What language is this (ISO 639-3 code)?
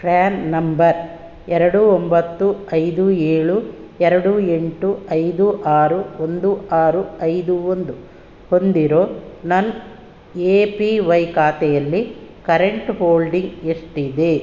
kan